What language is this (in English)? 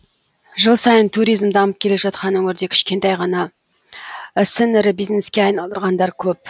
Kazakh